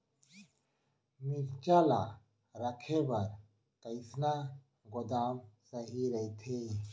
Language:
Chhattisgarhi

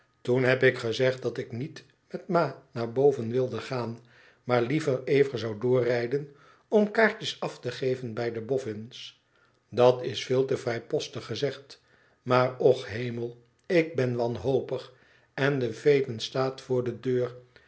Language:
Dutch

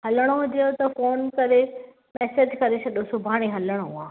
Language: Sindhi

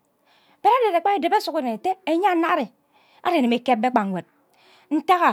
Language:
Ubaghara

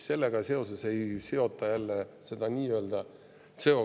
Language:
Estonian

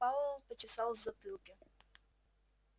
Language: Russian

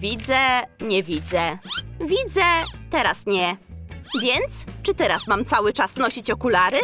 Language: Polish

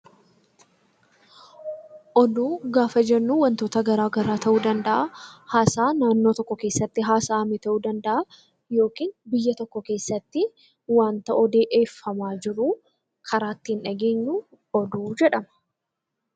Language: Oromo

